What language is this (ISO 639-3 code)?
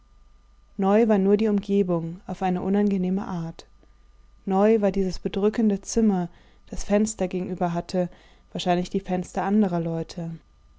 deu